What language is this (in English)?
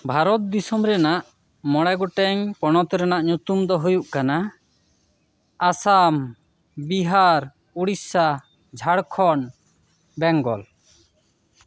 Santali